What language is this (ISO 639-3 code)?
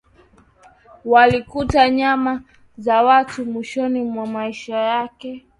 swa